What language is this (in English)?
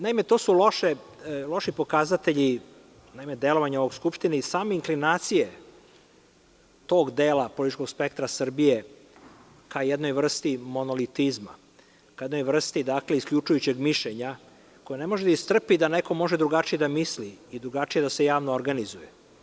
Serbian